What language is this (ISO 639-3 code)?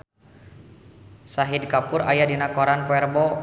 sun